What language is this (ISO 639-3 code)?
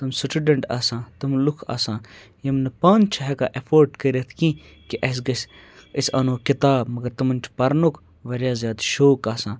kas